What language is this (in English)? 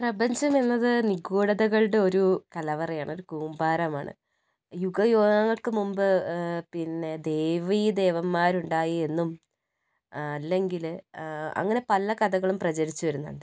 Malayalam